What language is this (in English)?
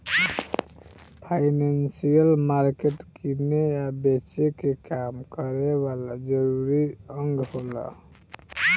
Bhojpuri